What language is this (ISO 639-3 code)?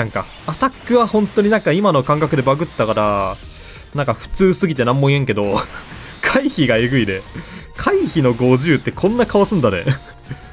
jpn